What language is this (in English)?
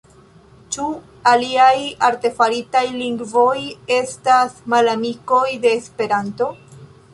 Esperanto